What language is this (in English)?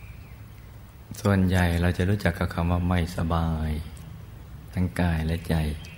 Thai